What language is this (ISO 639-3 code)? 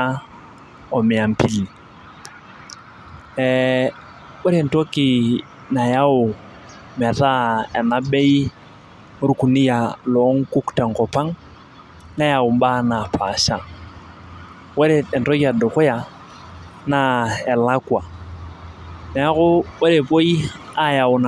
mas